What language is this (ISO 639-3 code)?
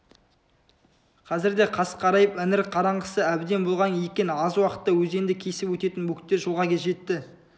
kaz